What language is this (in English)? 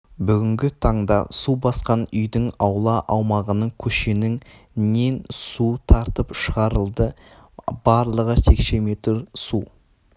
Kazakh